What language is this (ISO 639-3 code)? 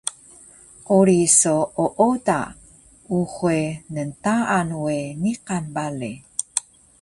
trv